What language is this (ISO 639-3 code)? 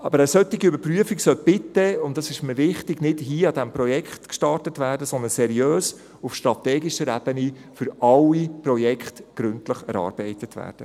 gsw